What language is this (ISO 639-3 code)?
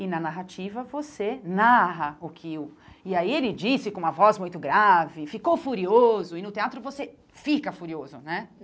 por